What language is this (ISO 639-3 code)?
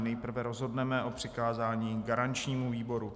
ces